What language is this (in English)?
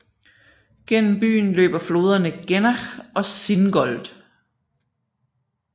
Danish